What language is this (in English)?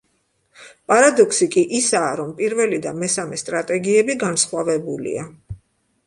Georgian